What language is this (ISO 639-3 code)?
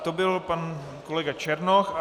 ces